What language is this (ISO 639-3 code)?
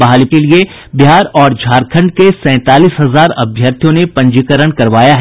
hin